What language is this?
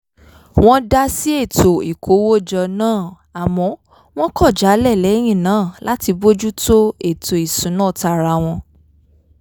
Yoruba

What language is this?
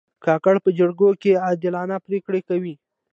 Pashto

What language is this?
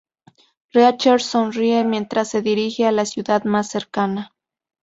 Spanish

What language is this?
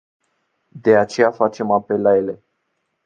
Romanian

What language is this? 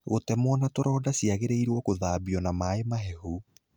Kikuyu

